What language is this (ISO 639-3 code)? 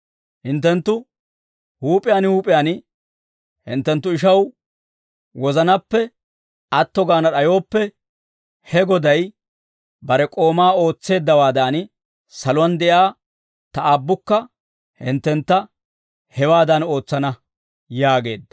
dwr